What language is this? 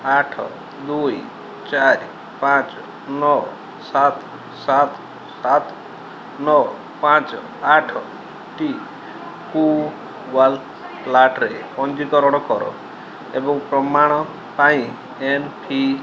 Odia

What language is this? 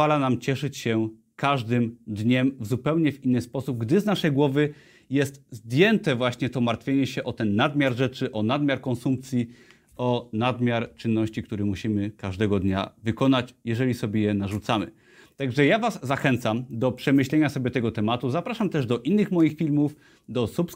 Polish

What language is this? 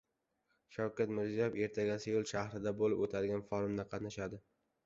Uzbek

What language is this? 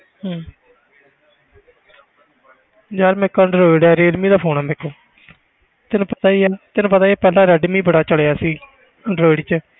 Punjabi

